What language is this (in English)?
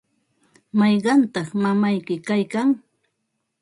Ambo-Pasco Quechua